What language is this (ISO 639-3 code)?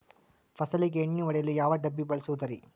kan